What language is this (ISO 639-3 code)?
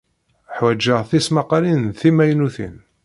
kab